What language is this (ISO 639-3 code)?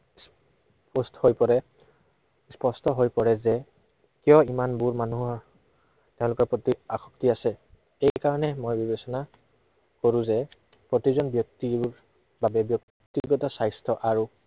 asm